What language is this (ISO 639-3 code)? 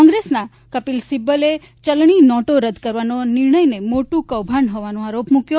guj